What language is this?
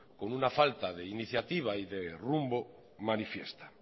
Spanish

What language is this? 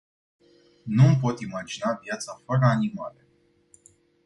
Romanian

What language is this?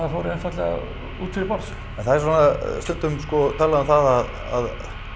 Icelandic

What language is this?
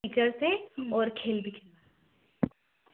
Hindi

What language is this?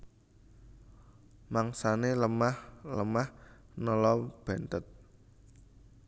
Javanese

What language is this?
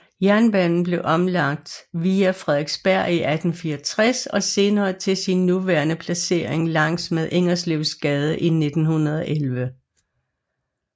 Danish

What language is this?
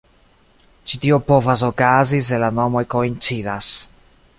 Esperanto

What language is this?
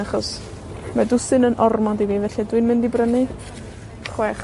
Welsh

